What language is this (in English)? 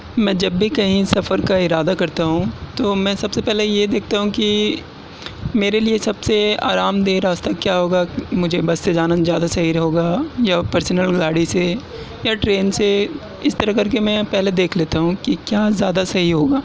Urdu